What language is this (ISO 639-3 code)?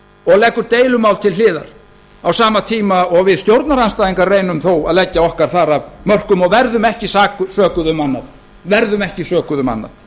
isl